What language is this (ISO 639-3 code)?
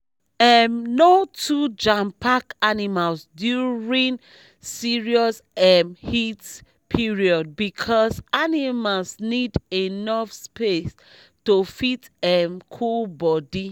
pcm